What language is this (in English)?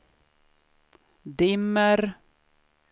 Swedish